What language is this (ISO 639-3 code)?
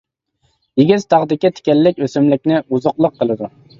uig